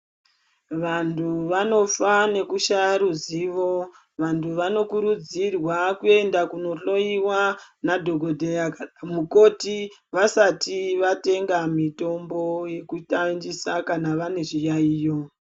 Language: Ndau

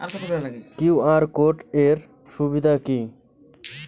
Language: Bangla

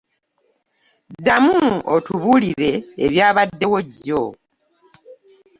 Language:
Ganda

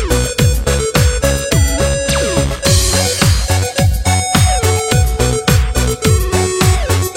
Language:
Chinese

